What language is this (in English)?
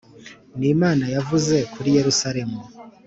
Kinyarwanda